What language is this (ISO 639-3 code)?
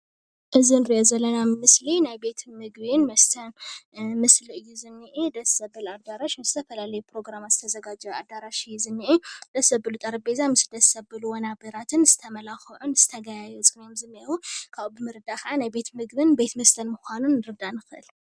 tir